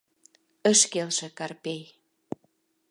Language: Mari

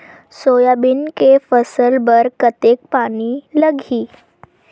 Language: Chhattisgarhi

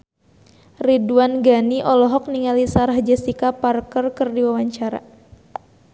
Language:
Sundanese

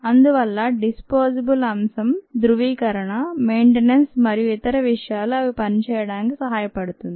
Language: Telugu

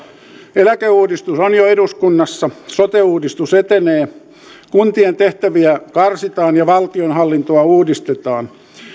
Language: Finnish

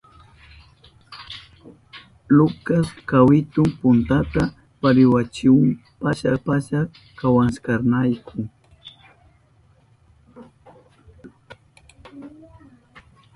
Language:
Southern Pastaza Quechua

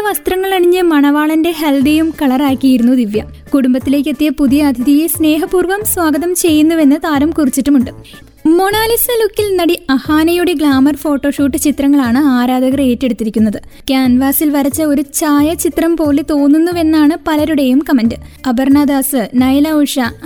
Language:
Malayalam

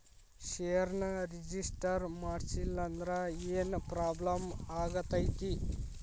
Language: Kannada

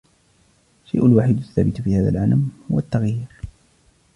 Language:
Arabic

